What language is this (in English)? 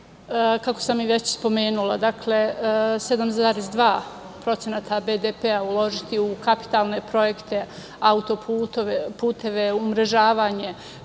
Serbian